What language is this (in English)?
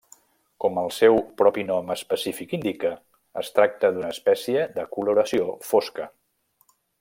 Catalan